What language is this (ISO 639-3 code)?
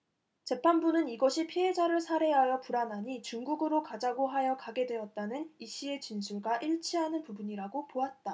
kor